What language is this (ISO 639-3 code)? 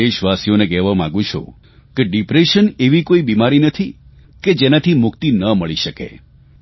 guj